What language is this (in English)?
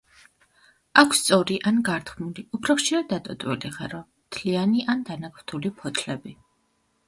Georgian